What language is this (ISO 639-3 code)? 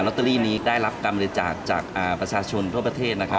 tha